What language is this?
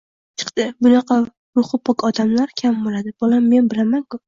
Uzbek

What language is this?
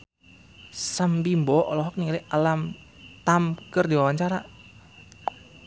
Sundanese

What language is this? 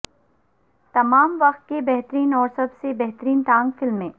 Urdu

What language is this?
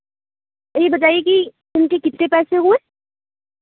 Urdu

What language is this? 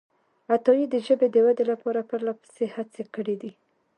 Pashto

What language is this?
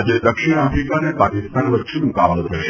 Gujarati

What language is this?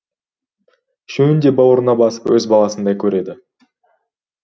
Kazakh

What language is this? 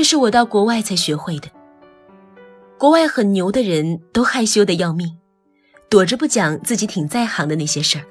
Chinese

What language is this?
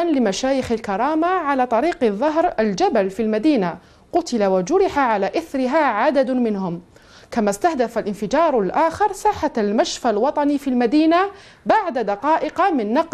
Arabic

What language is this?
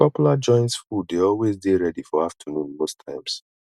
Nigerian Pidgin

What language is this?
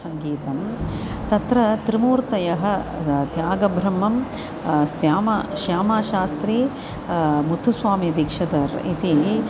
Sanskrit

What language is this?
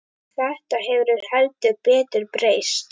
Icelandic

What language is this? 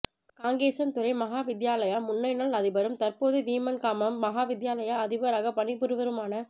Tamil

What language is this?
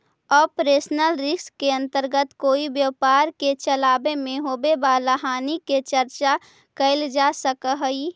Magahi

